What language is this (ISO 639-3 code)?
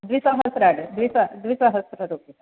san